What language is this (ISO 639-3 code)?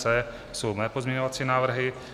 ces